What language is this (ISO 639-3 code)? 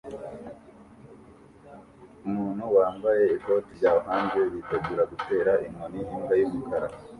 kin